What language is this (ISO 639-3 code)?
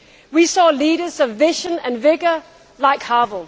eng